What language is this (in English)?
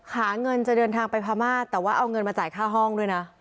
Thai